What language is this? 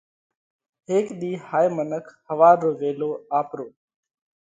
Parkari Koli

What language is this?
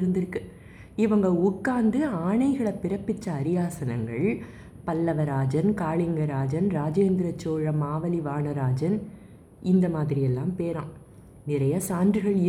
Tamil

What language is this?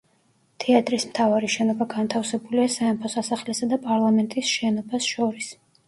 Georgian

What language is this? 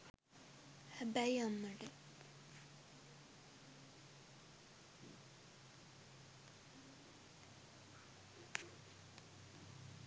Sinhala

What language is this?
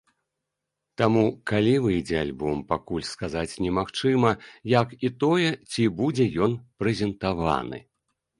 Belarusian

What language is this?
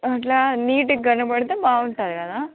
Telugu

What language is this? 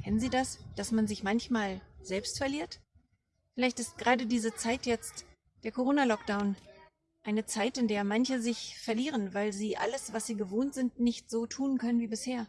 German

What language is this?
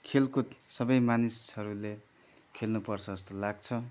Nepali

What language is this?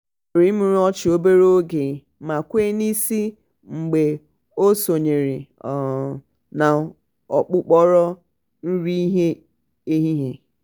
Igbo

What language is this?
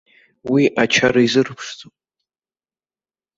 Abkhazian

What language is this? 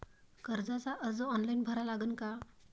Marathi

